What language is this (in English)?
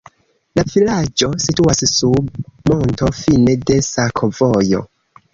Esperanto